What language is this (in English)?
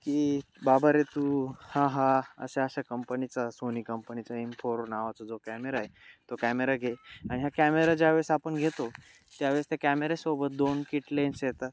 Marathi